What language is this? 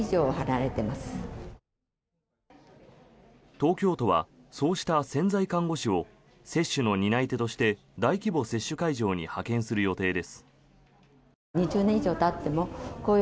Japanese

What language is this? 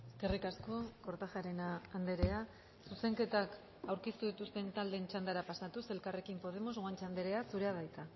Basque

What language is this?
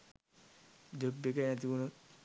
Sinhala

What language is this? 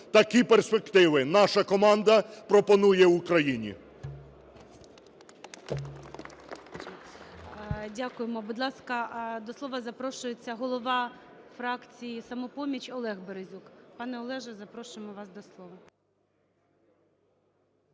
Ukrainian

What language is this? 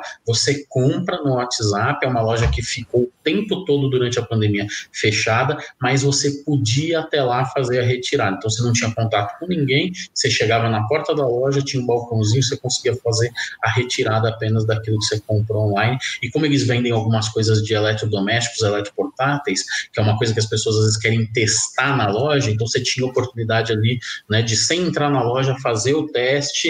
Portuguese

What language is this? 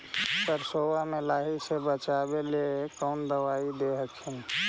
Magahi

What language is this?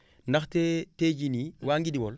Wolof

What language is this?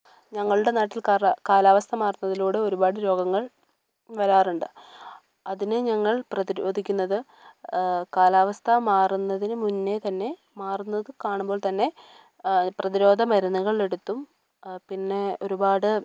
Malayalam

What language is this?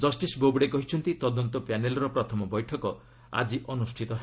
Odia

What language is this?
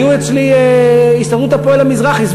Hebrew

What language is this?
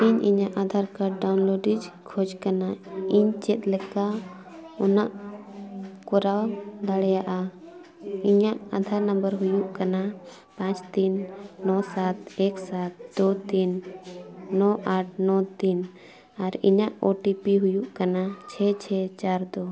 Santali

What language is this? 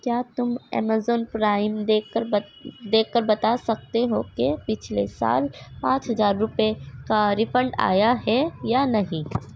Urdu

